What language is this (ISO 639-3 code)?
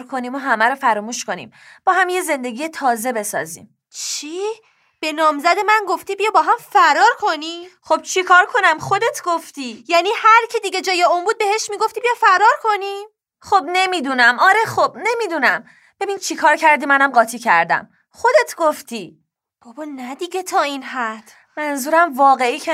fas